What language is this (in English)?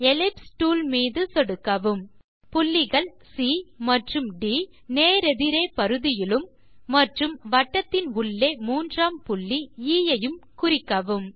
Tamil